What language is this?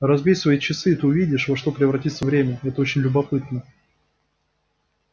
Russian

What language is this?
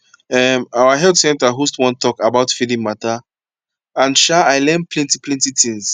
Nigerian Pidgin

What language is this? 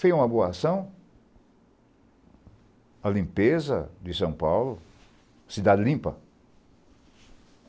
Portuguese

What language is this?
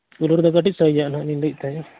Santali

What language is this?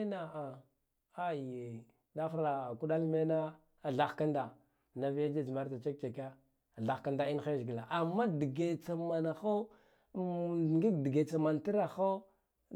Guduf-Gava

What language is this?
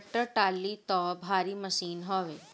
Bhojpuri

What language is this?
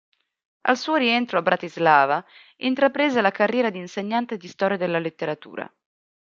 Italian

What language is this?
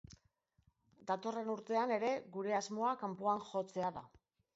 Basque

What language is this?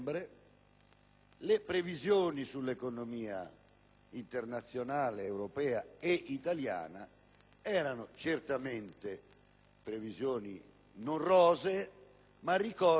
Italian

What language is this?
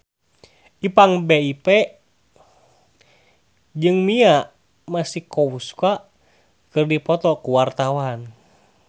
Sundanese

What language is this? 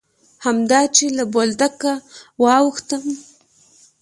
Pashto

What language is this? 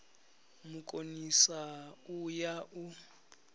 Venda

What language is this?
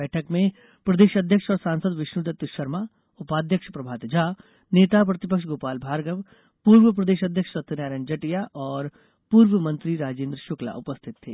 Hindi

